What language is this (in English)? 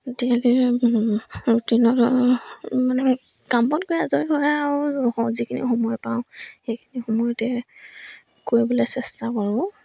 Assamese